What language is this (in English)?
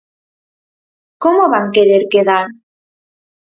Galician